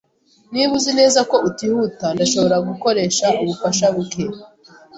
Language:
Kinyarwanda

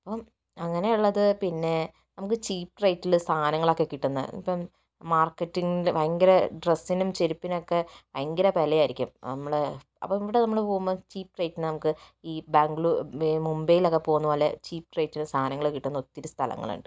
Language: Malayalam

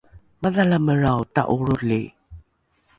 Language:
Rukai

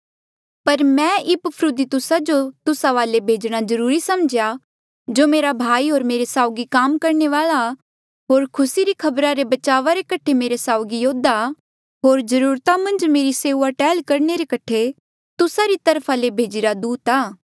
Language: Mandeali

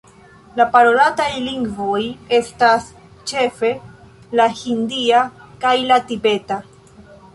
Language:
Esperanto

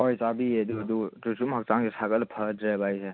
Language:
Manipuri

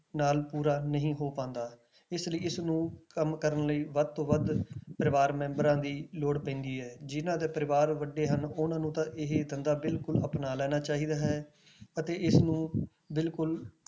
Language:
Punjabi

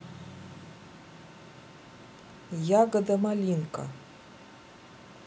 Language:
Russian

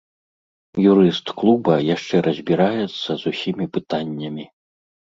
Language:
Belarusian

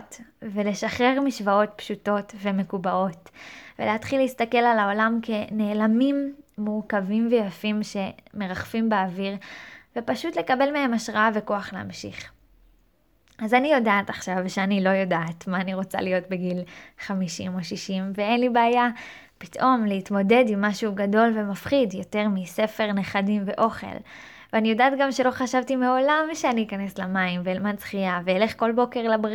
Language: Hebrew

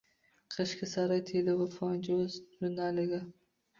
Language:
Uzbek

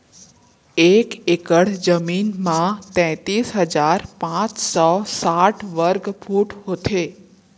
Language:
Chhattisgarhi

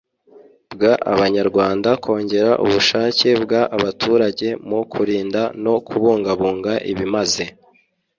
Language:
Kinyarwanda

